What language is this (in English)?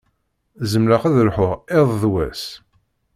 Kabyle